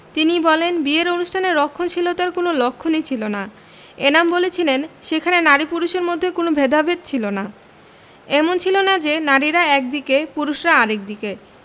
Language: Bangla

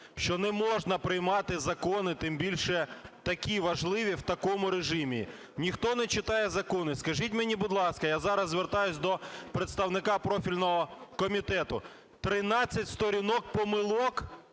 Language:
Ukrainian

